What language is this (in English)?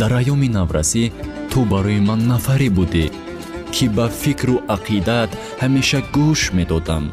Persian